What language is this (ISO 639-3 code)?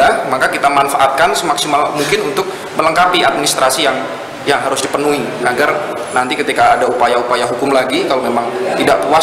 ind